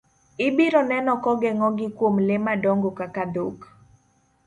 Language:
Luo (Kenya and Tanzania)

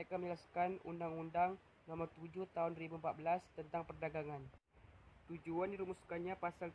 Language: Malay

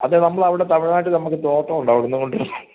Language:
Malayalam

